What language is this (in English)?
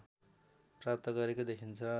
Nepali